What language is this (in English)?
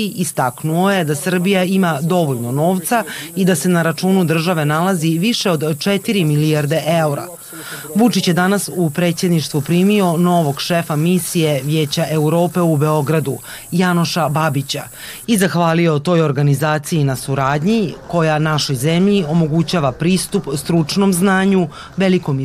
Croatian